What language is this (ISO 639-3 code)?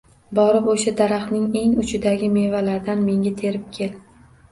uzb